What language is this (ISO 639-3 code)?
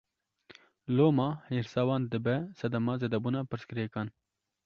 kur